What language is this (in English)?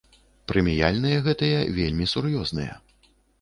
Belarusian